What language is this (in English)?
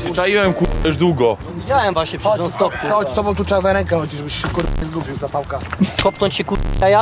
Polish